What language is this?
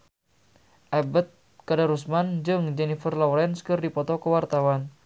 Sundanese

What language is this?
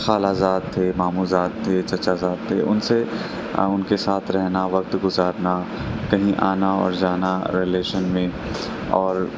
Urdu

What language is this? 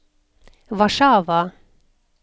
Norwegian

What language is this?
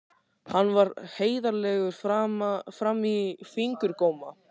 Icelandic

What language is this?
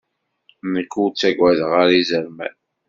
Kabyle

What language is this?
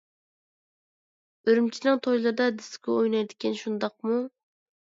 Uyghur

